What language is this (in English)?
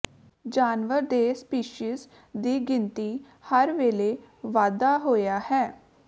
Punjabi